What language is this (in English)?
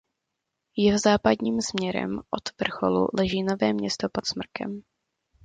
Czech